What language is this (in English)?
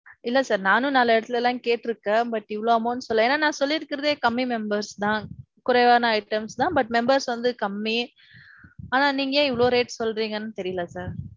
Tamil